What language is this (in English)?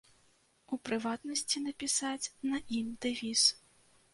Belarusian